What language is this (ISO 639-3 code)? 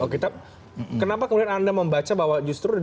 ind